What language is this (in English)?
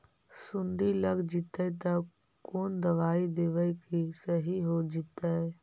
Magahi